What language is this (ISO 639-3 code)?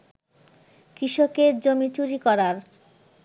ben